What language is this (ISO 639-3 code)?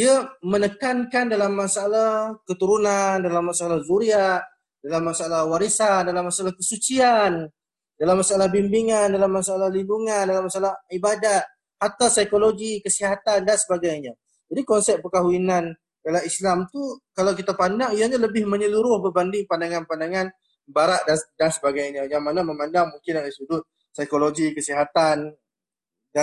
msa